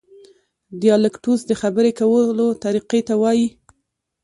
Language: Pashto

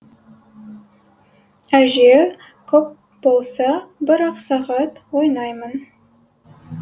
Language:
Kazakh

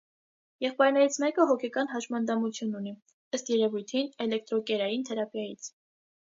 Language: Armenian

